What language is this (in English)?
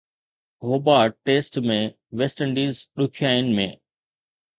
Sindhi